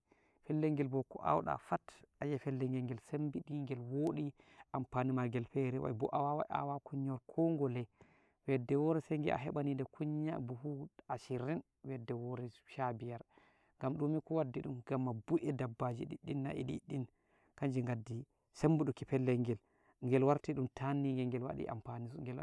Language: Nigerian Fulfulde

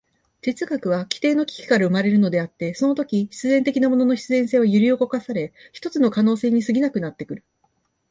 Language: Japanese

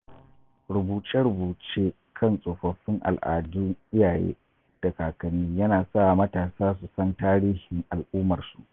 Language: Hausa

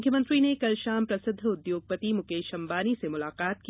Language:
Hindi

